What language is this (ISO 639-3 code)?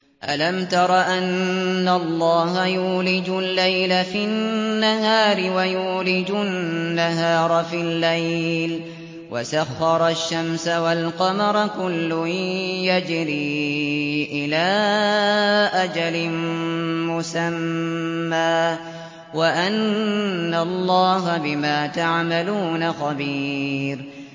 ara